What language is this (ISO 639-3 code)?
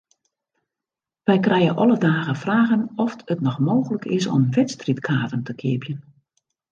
fry